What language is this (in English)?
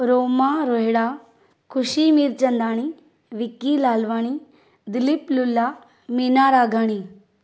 Sindhi